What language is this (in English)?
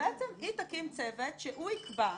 Hebrew